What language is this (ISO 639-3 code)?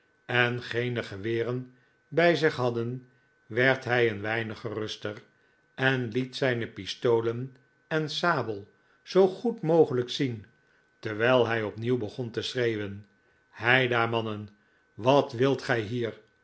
nld